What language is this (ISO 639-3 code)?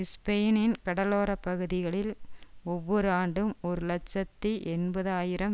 tam